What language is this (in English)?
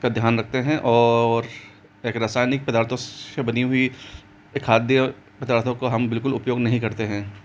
Hindi